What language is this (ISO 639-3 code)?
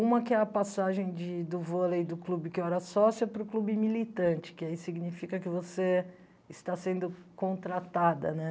por